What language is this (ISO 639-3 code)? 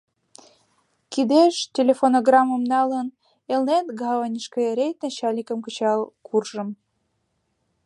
chm